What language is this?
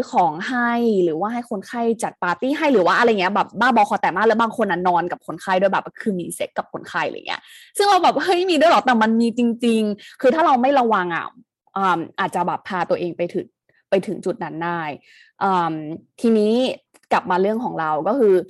Thai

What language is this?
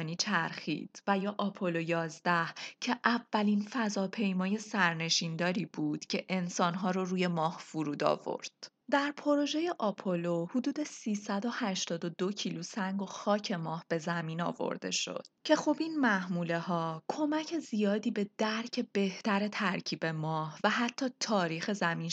Persian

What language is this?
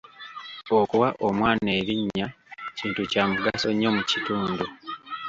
Ganda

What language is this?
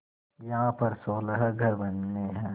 Hindi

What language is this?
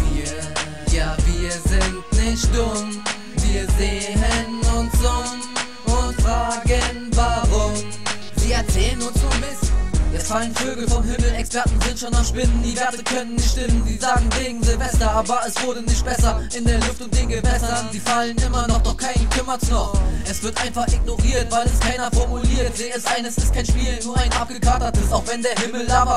German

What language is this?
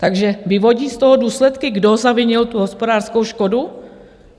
Czech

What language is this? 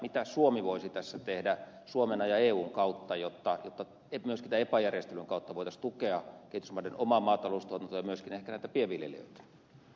Finnish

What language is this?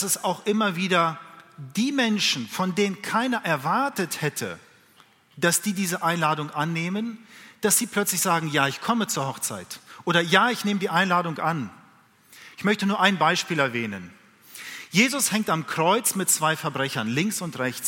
German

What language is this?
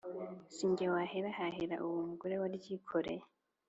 Kinyarwanda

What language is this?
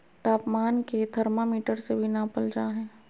Magahi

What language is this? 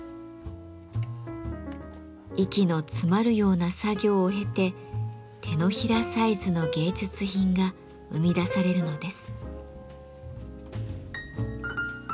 Japanese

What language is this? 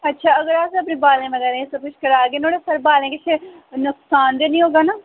Dogri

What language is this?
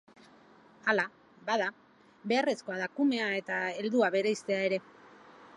Basque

